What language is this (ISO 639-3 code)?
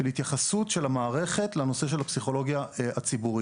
heb